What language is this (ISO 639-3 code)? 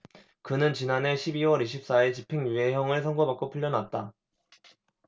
kor